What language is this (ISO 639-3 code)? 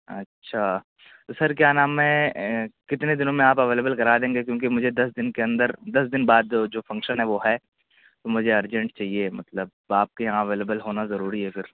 urd